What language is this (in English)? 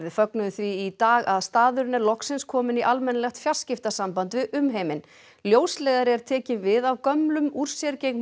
Icelandic